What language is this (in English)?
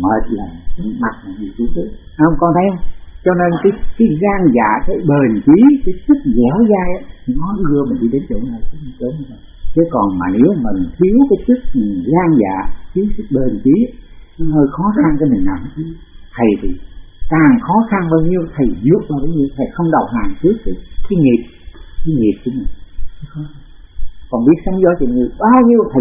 Vietnamese